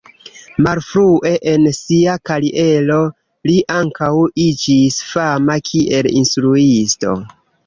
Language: Esperanto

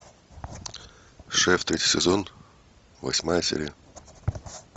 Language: Russian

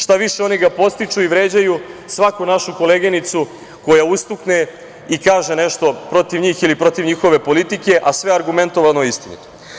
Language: Serbian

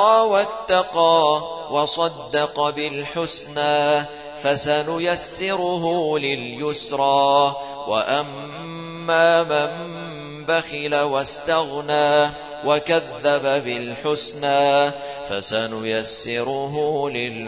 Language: Arabic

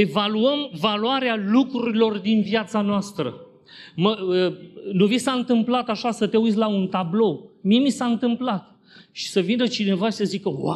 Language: Romanian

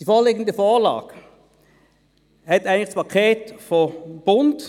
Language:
Swiss German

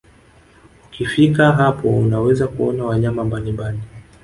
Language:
Swahili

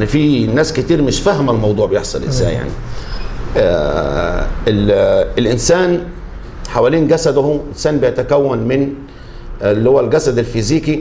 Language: Arabic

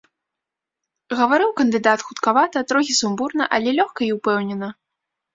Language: Belarusian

